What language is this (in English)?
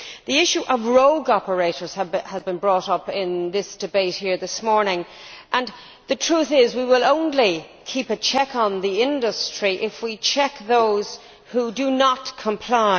English